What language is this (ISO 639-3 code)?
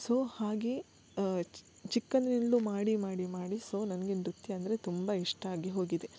kan